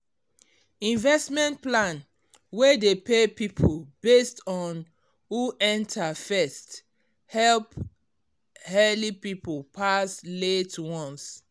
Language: Nigerian Pidgin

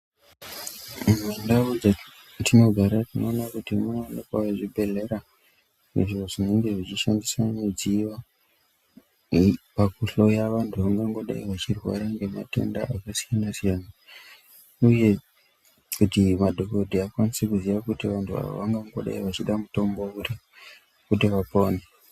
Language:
Ndau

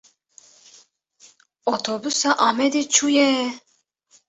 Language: Kurdish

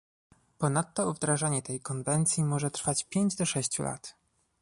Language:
Polish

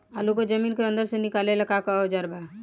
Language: Bhojpuri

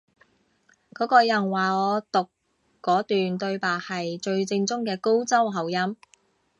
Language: Cantonese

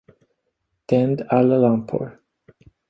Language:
Swedish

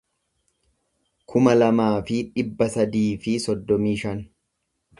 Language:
Oromo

